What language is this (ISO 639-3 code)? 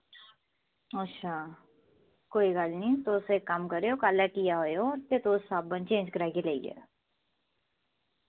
doi